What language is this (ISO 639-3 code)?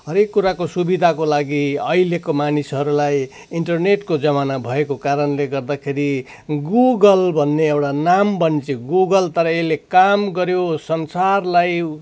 nep